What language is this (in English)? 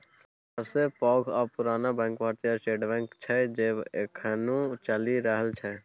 Maithili